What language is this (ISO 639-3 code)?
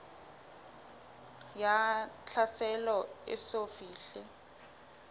sot